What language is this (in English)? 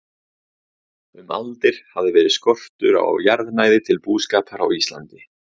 Icelandic